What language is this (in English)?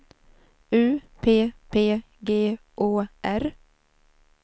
Swedish